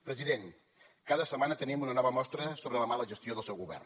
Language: Catalan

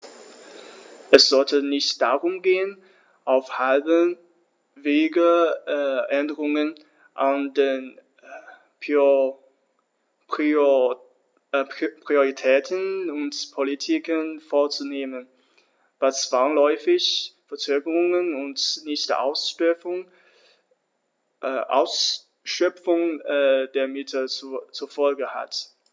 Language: German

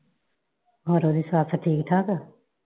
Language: Punjabi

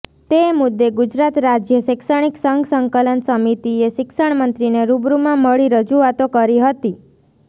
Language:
Gujarati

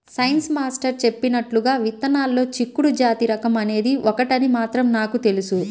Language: Telugu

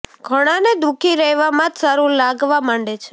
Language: Gujarati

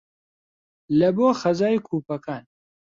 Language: Central Kurdish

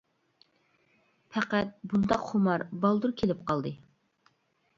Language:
Uyghur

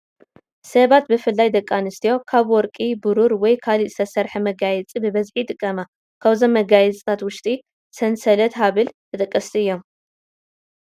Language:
Tigrinya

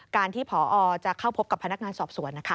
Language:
Thai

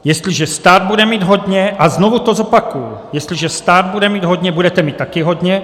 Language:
Czech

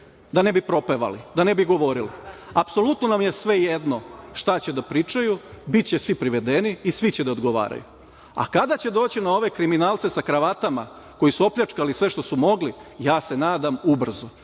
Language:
Serbian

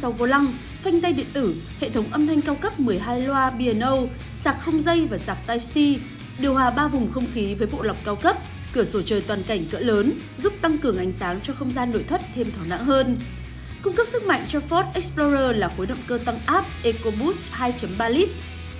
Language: Vietnamese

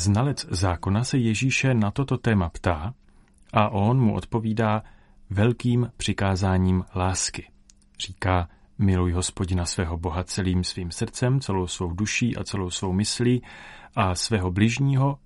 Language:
Czech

